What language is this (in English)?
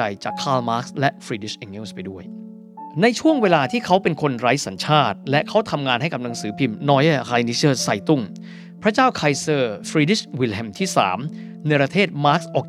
Thai